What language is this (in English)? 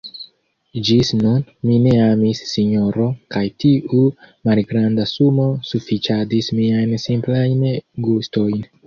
Esperanto